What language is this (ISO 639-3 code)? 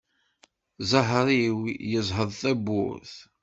kab